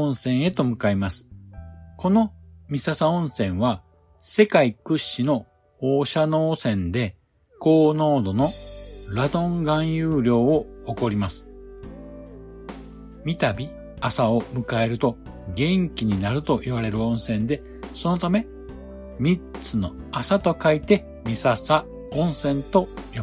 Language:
Japanese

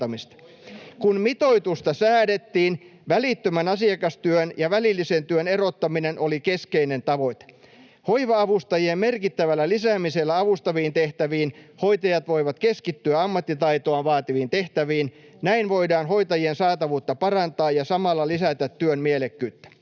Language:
Finnish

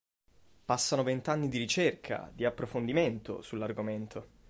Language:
Italian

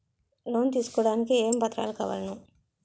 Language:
Telugu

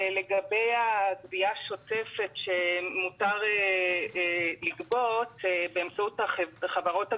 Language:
Hebrew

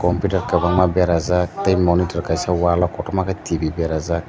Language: Kok Borok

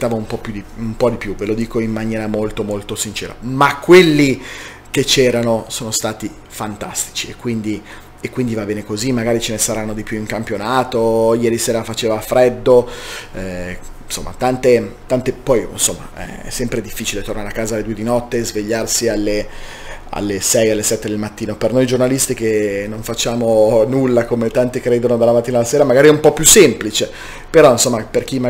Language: Italian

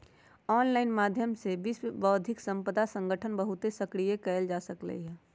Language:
Magahi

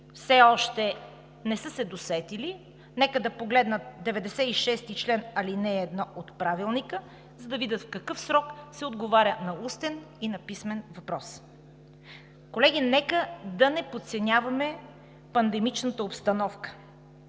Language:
Bulgarian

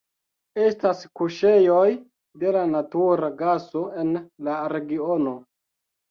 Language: Esperanto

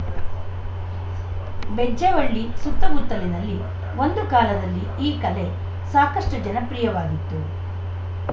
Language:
Kannada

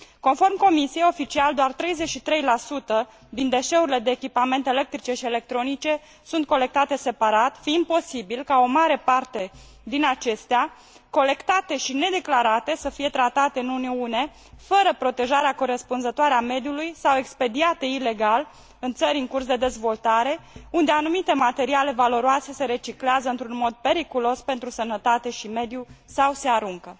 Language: Romanian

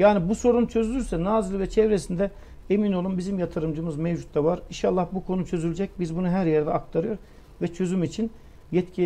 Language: Turkish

